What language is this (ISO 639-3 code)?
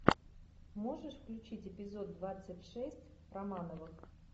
rus